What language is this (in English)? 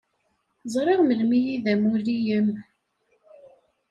Kabyle